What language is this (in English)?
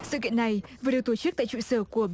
Vietnamese